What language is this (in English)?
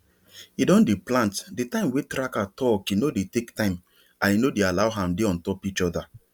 Nigerian Pidgin